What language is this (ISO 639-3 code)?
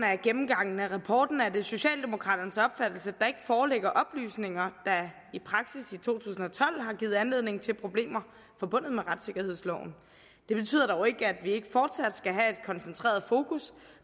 dan